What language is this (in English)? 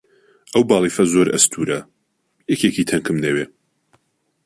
Central Kurdish